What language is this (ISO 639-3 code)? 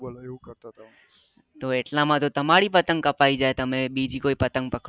guj